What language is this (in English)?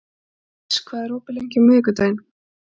Icelandic